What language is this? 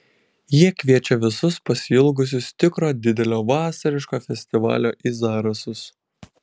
Lithuanian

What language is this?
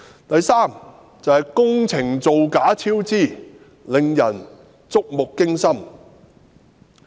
Cantonese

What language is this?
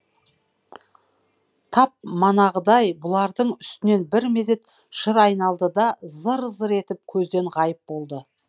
Kazakh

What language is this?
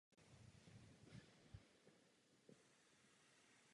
Czech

